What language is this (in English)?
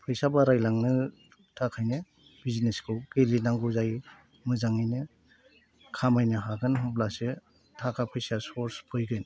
Bodo